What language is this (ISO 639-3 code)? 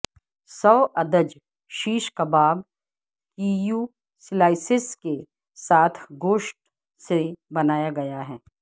urd